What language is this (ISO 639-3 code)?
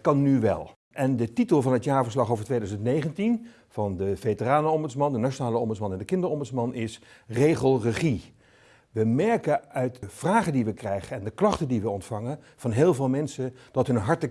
nld